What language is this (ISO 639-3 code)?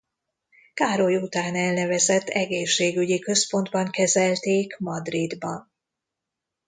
hun